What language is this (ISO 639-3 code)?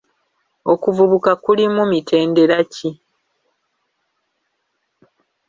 lug